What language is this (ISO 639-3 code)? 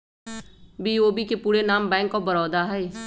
mag